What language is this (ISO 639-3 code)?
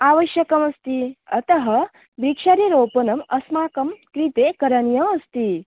san